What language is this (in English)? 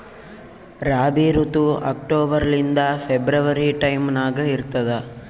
Kannada